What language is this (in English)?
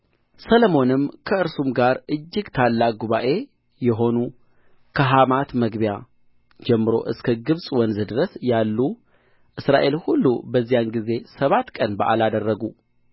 Amharic